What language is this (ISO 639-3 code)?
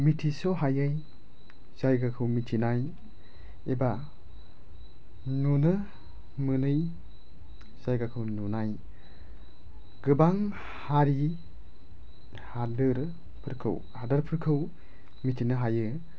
brx